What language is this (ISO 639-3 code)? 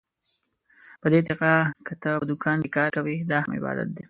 pus